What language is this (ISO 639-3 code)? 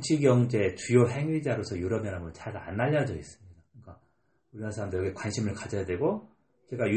kor